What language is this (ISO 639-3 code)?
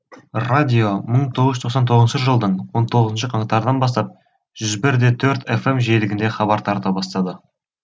kaz